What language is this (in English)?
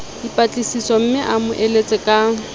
Southern Sotho